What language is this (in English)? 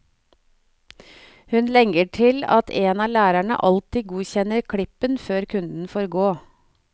Norwegian